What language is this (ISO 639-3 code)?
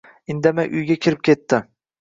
uzb